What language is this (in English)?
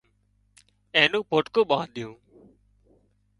Wadiyara Koli